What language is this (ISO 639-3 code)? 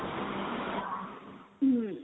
ori